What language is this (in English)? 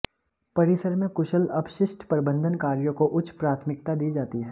Hindi